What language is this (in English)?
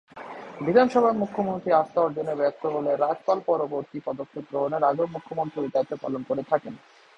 Bangla